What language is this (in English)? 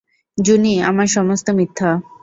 Bangla